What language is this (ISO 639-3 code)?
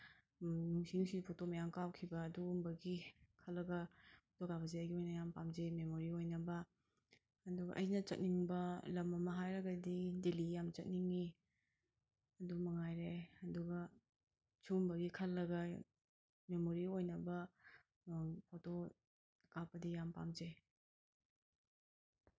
mni